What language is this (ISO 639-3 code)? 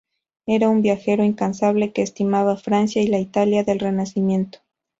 spa